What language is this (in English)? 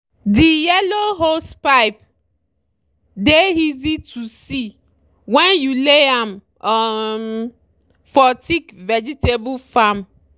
Nigerian Pidgin